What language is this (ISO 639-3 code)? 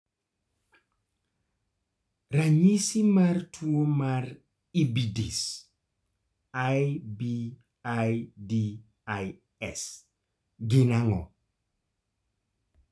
luo